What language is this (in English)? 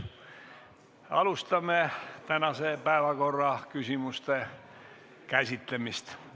Estonian